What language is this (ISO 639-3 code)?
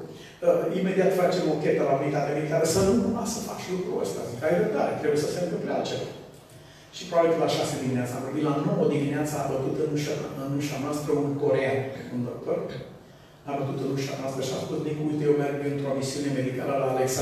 ron